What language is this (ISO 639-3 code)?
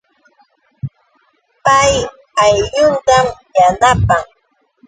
qux